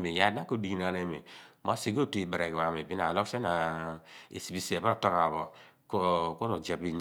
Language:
Abua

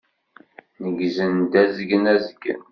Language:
Kabyle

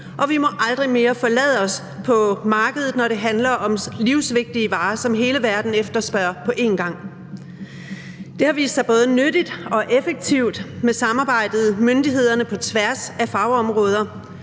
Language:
Danish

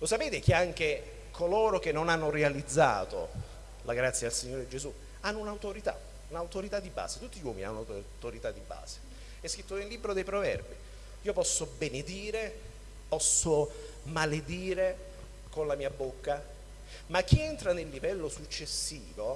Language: Italian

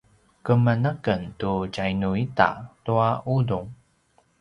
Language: Paiwan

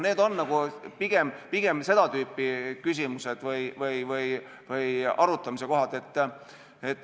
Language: Estonian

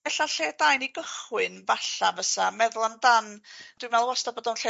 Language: Welsh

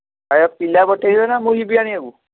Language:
Odia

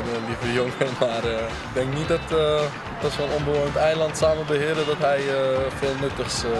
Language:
Dutch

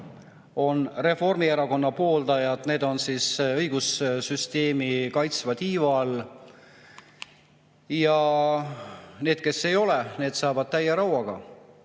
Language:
Estonian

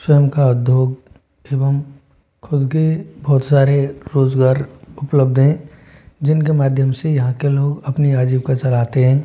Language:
Hindi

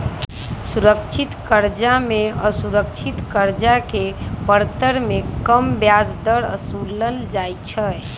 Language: Magahi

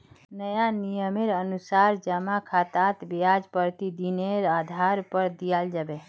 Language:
Magahi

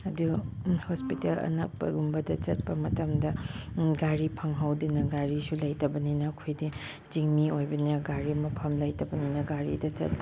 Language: Manipuri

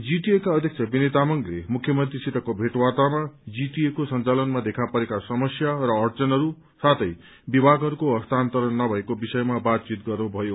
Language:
Nepali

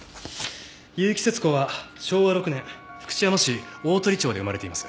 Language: Japanese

